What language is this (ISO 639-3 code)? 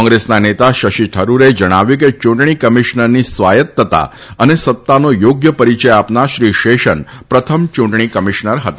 guj